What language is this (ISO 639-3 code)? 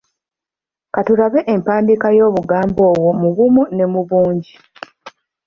lug